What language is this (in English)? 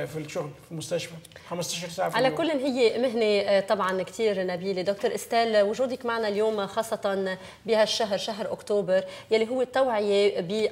Arabic